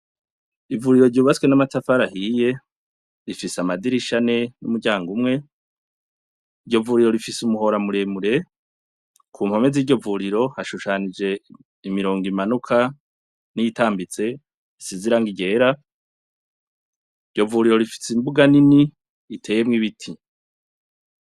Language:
Rundi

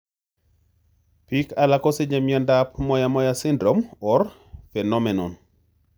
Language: Kalenjin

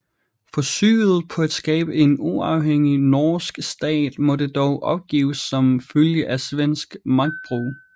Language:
Danish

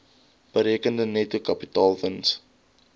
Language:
Afrikaans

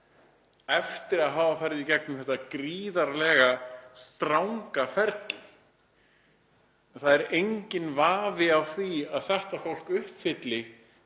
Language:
Icelandic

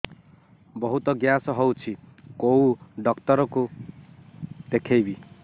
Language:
Odia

